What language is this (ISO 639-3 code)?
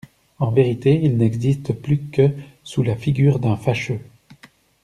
fra